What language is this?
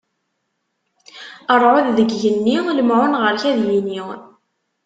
Kabyle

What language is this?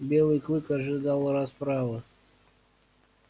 Russian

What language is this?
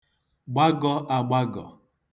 Igbo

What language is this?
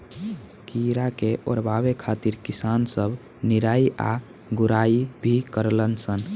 Bhojpuri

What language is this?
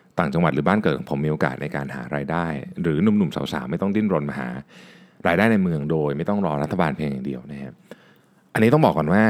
Thai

